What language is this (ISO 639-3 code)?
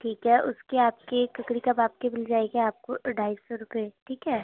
urd